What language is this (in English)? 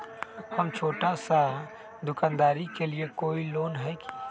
Magahi